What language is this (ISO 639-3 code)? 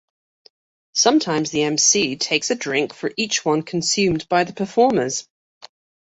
eng